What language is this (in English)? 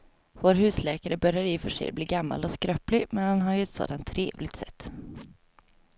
Swedish